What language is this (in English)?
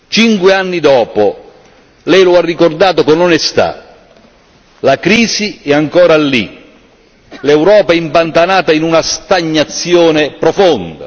Italian